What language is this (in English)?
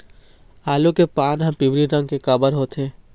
Chhattisgarhi